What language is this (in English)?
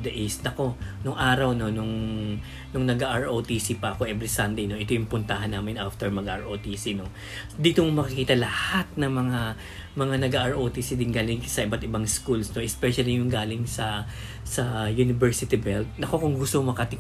Filipino